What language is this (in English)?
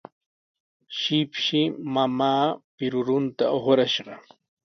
Sihuas Ancash Quechua